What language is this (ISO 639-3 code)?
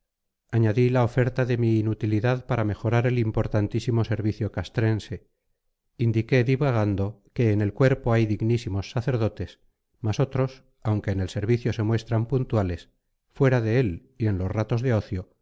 spa